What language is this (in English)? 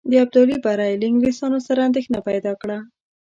Pashto